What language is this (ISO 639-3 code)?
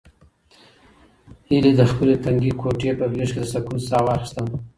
pus